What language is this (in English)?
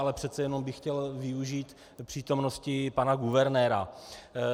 Czech